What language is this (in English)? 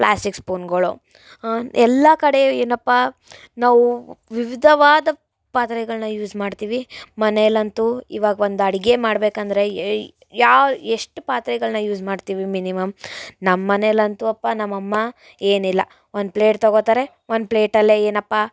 Kannada